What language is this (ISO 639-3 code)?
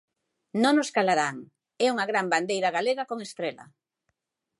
glg